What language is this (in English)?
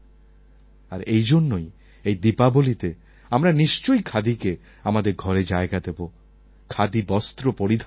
Bangla